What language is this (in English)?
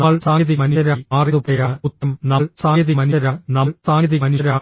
Malayalam